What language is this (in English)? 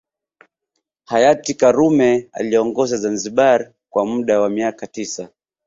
Swahili